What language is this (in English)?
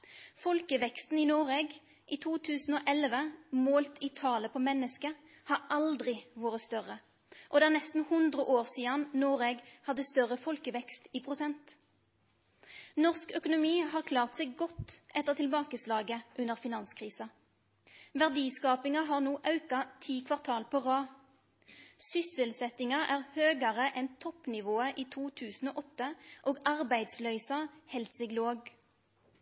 Norwegian Nynorsk